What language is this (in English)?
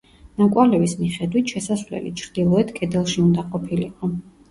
Georgian